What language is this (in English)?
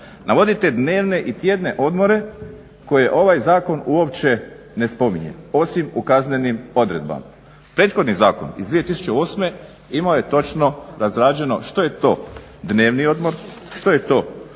Croatian